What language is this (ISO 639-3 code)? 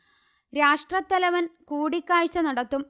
mal